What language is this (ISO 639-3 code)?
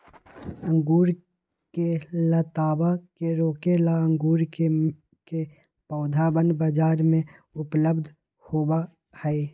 mag